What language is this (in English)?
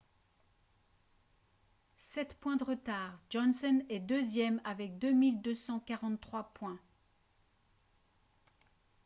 French